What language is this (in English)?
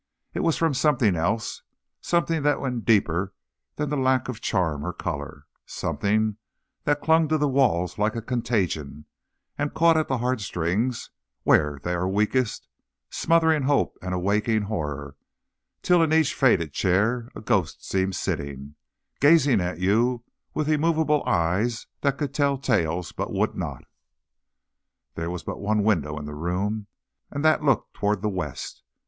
English